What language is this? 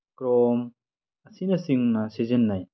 Manipuri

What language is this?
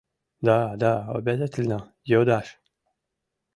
Mari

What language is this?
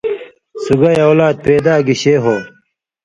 Indus Kohistani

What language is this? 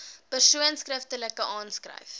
Afrikaans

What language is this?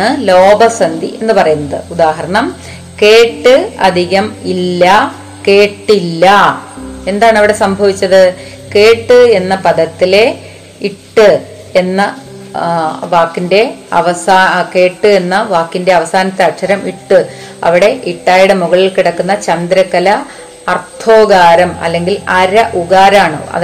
Malayalam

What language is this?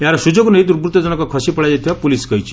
Odia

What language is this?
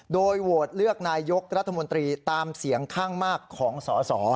Thai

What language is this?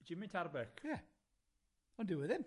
Welsh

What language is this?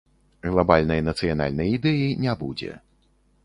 Belarusian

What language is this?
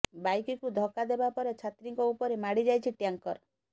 Odia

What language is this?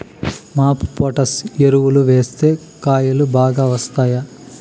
Telugu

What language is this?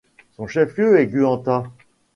French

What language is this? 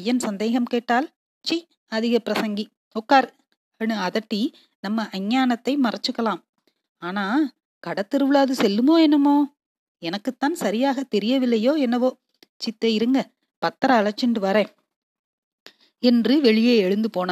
Tamil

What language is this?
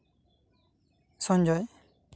Santali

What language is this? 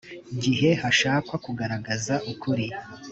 Kinyarwanda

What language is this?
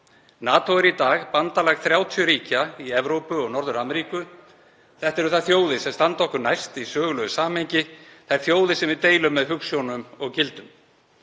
Icelandic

